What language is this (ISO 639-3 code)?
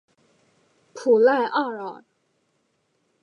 zho